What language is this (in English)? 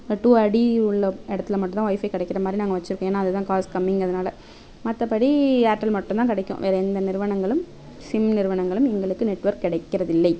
Tamil